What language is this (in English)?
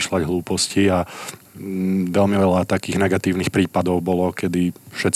Slovak